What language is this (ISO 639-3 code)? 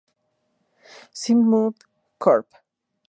spa